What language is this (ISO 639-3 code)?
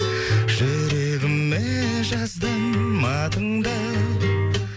kaz